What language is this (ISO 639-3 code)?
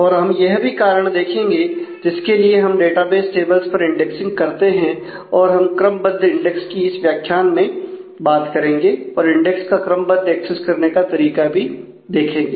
hin